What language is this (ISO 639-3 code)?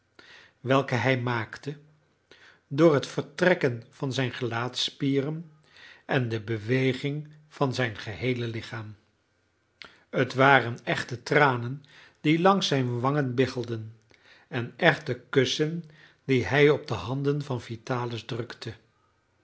nld